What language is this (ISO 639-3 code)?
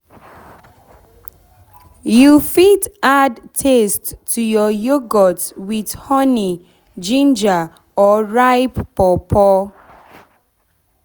pcm